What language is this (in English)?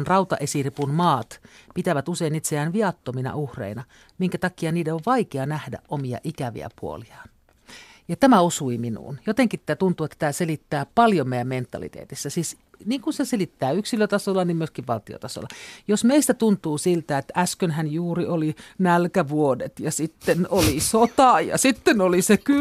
Finnish